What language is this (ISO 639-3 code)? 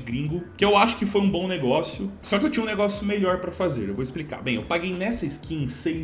por